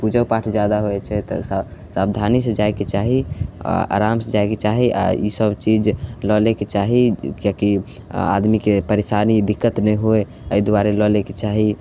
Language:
Maithili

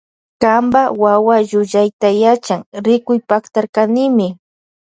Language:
Loja Highland Quichua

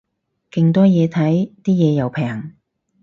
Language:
Cantonese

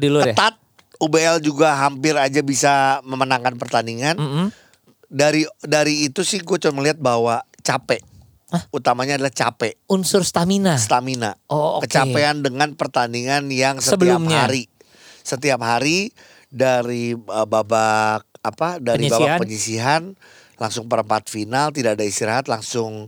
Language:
Indonesian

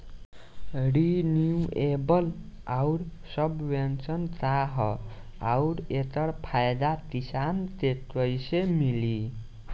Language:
Bhojpuri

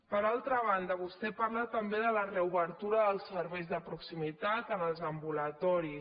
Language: Catalan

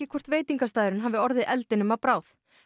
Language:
Icelandic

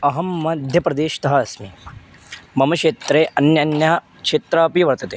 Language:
Sanskrit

